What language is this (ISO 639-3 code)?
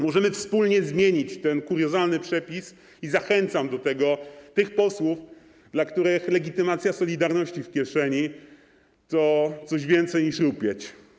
pol